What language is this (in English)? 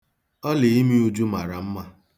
Igbo